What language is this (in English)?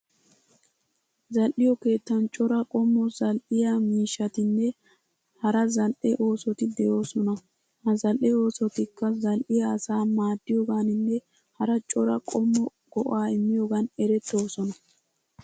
Wolaytta